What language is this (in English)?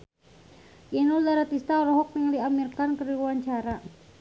Sundanese